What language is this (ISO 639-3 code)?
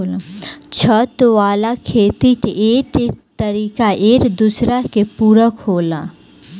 bho